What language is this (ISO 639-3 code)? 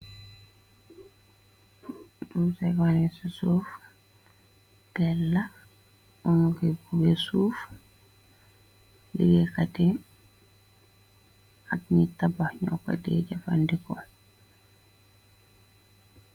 wol